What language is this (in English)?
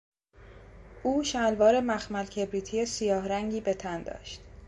Persian